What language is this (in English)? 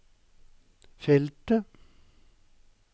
Norwegian